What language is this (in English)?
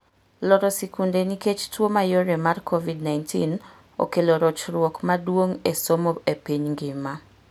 Luo (Kenya and Tanzania)